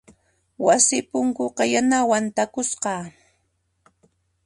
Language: Puno Quechua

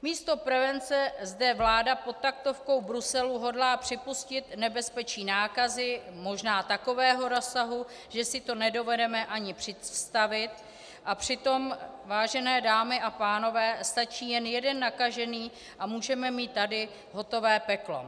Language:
Czech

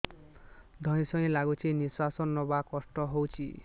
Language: Odia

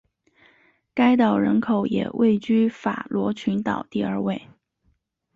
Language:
Chinese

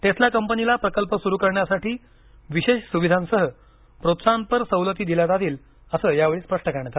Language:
Marathi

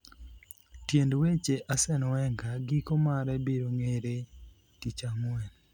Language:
Luo (Kenya and Tanzania)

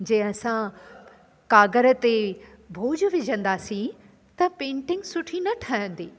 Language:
Sindhi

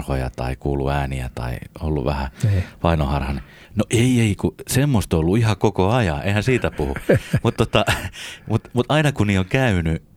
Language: Finnish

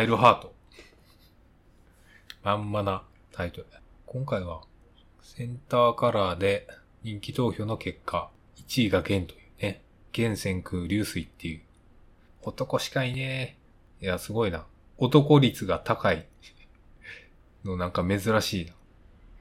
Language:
Japanese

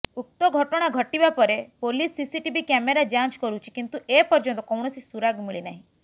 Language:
Odia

